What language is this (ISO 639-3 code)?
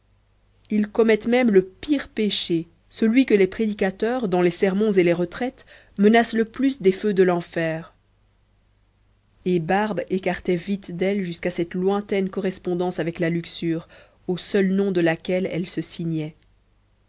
fra